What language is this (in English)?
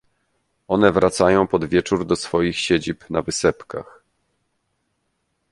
Polish